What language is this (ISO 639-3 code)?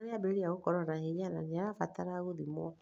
kik